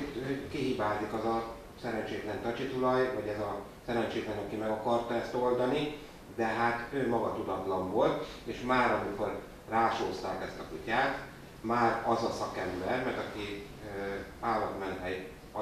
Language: Hungarian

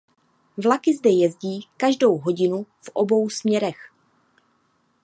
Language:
Czech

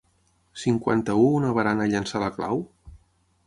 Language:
Catalan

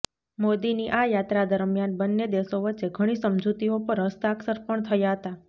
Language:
Gujarati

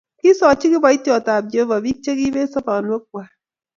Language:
Kalenjin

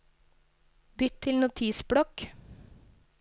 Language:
Norwegian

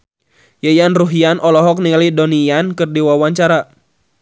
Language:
Sundanese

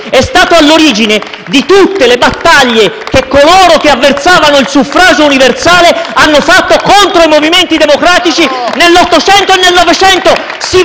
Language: Italian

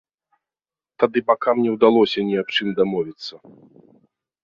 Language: Belarusian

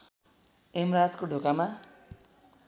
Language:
Nepali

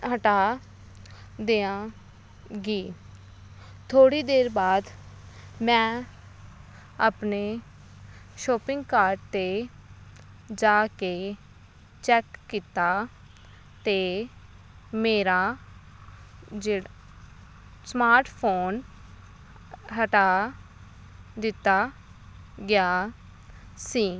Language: Punjabi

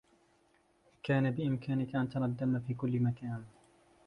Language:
Arabic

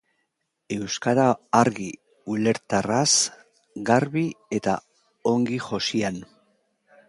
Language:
Basque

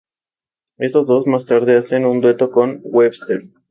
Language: Spanish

